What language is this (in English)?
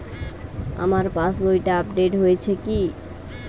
Bangla